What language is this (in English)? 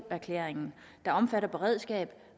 Danish